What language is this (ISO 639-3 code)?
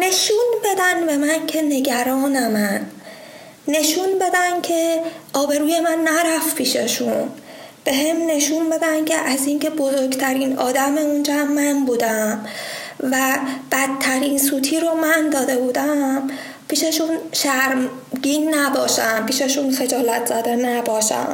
fas